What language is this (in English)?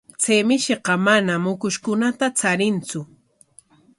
Corongo Ancash Quechua